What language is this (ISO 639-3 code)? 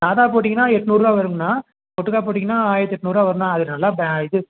tam